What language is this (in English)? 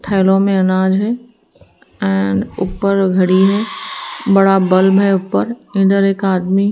Hindi